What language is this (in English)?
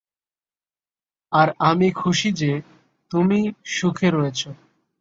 Bangla